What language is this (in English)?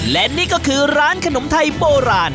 Thai